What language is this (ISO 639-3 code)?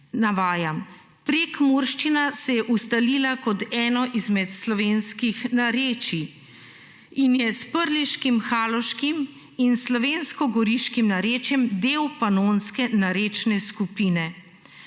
slv